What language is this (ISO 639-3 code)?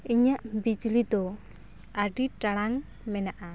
sat